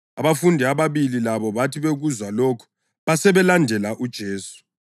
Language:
North Ndebele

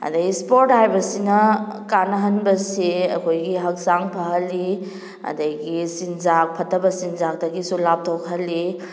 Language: Manipuri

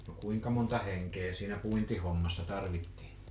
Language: Finnish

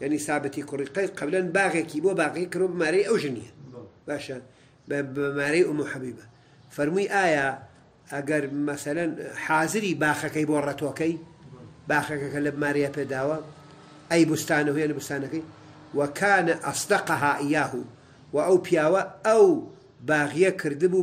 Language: Arabic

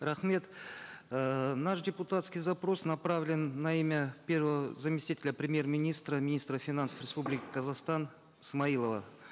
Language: Kazakh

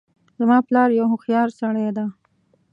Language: Pashto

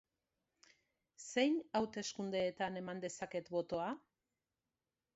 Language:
Basque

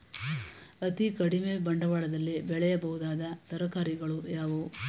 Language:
Kannada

